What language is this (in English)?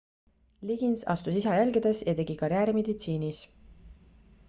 Estonian